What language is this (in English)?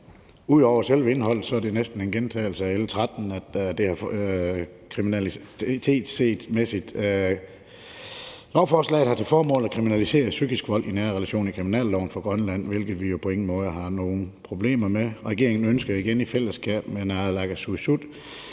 Danish